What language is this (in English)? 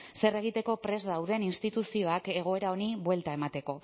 Basque